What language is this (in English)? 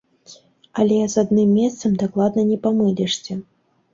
Belarusian